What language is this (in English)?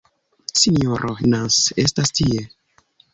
Esperanto